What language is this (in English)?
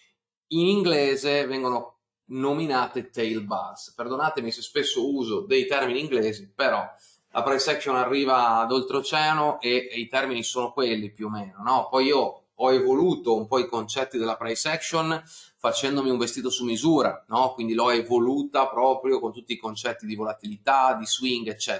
Italian